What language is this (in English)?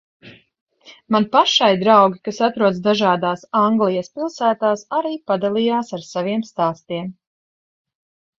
Latvian